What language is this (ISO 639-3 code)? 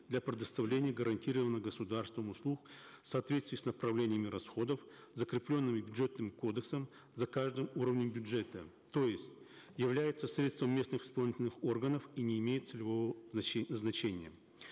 kaz